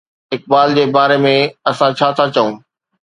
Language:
Sindhi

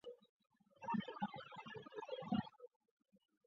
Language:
Chinese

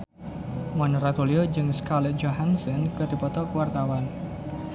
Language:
Sundanese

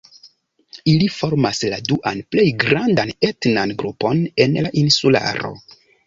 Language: Esperanto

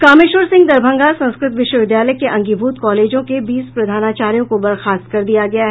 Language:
Hindi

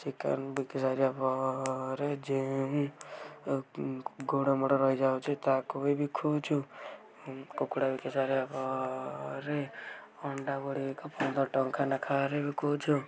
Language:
Odia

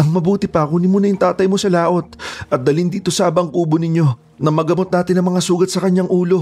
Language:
Filipino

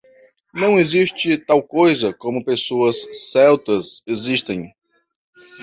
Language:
Portuguese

